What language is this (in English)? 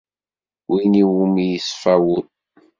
Kabyle